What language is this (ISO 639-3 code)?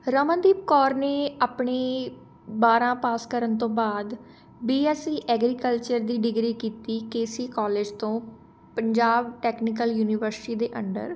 pan